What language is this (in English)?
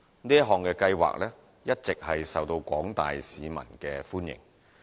Cantonese